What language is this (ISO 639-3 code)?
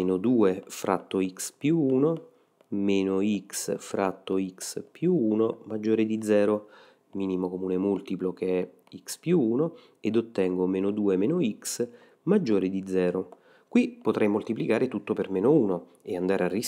ita